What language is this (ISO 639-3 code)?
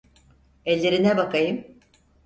tur